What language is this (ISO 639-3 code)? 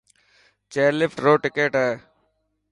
mki